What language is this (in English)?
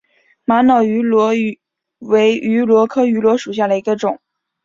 Chinese